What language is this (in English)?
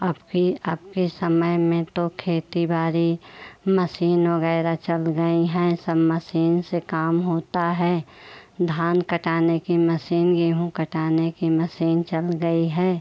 Hindi